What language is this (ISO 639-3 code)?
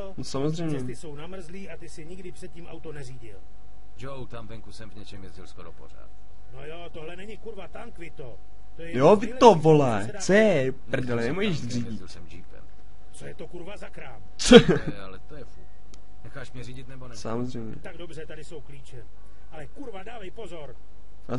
ces